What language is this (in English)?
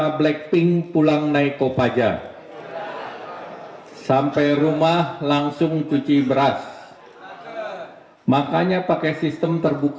Indonesian